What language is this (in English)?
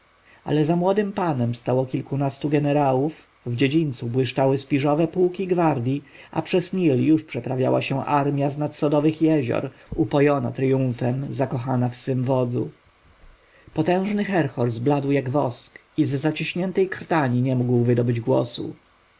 Polish